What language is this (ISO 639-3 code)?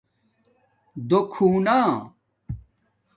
dmk